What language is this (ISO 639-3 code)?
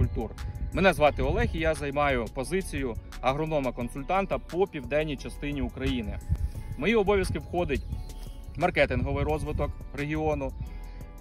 ukr